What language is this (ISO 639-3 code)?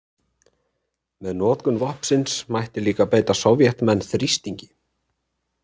isl